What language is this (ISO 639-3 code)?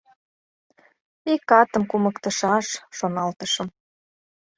chm